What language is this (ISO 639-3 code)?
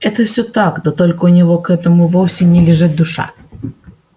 rus